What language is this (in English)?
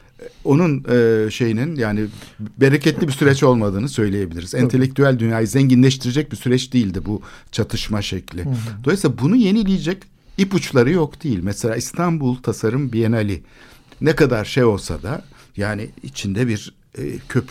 Turkish